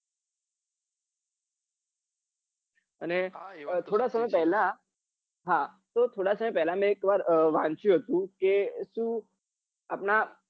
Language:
Gujarati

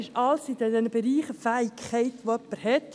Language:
Swiss German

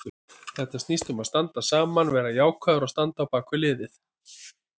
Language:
Icelandic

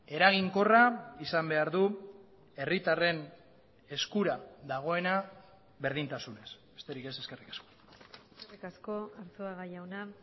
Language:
Basque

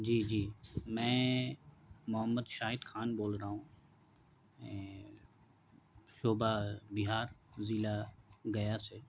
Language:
Urdu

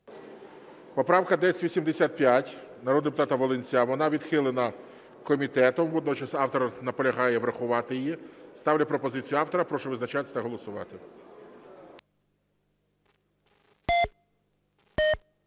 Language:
Ukrainian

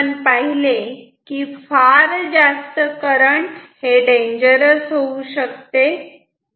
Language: Marathi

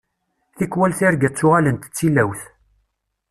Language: Kabyle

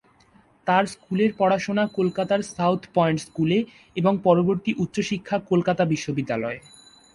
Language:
Bangla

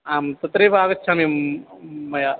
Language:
Sanskrit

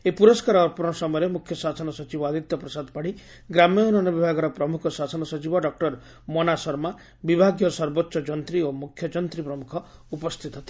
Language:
Odia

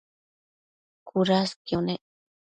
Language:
Matsés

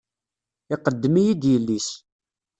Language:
Kabyle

